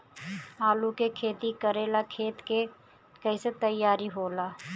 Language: Bhojpuri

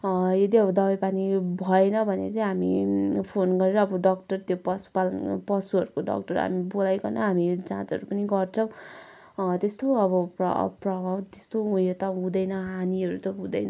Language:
Nepali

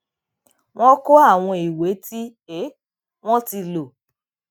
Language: Yoruba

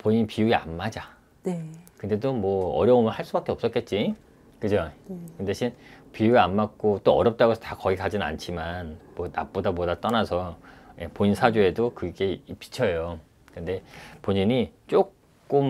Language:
Korean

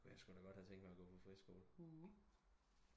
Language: Danish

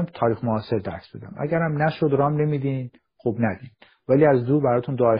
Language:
Persian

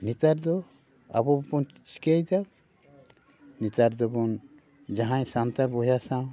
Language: Santali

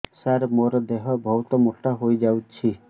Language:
Odia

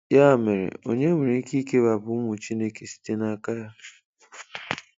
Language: Igbo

